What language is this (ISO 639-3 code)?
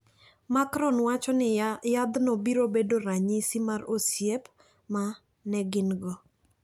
luo